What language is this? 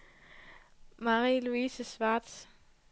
Danish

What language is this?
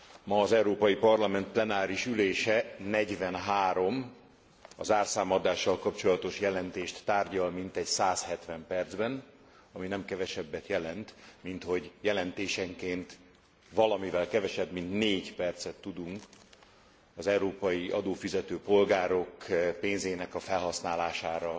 Hungarian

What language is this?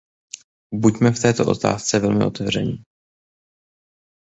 Czech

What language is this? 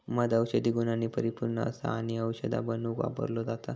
Marathi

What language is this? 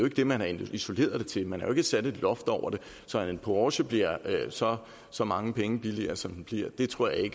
Danish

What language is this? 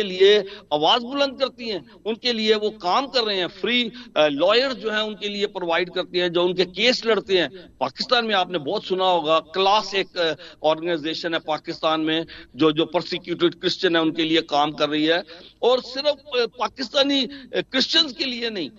Hindi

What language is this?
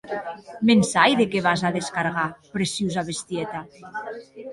Occitan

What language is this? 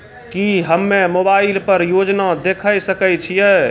Maithili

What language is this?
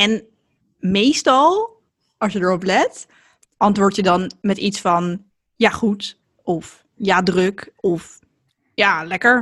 Dutch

